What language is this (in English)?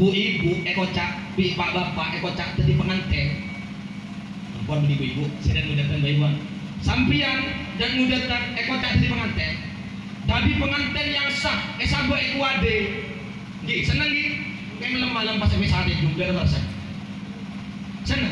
Indonesian